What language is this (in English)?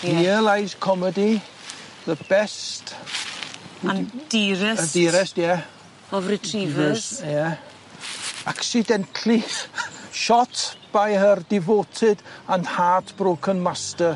Welsh